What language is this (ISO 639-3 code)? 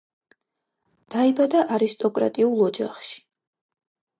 kat